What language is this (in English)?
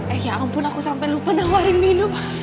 Indonesian